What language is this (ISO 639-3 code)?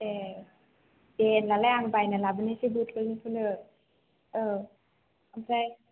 brx